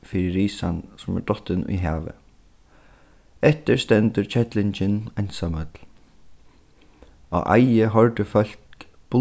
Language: Faroese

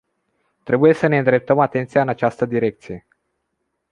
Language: Romanian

